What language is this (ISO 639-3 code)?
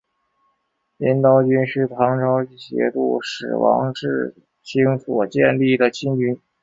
zho